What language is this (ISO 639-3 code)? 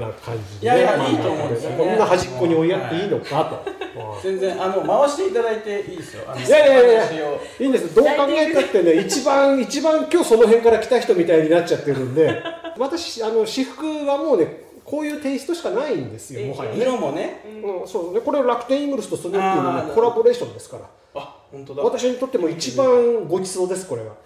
jpn